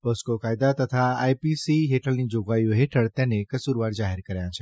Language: Gujarati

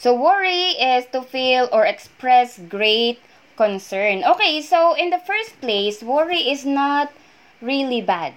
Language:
Filipino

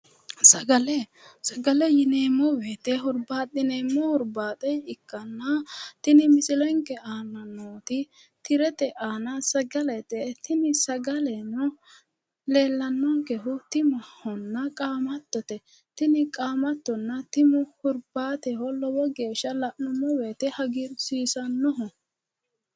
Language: Sidamo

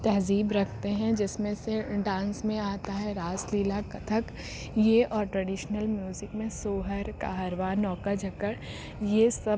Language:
Urdu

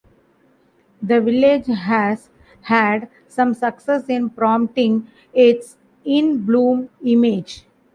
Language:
English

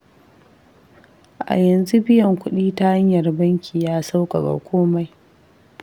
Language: Hausa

